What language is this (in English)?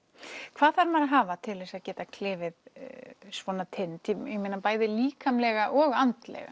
Icelandic